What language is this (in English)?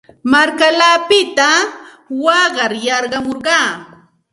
Santa Ana de Tusi Pasco Quechua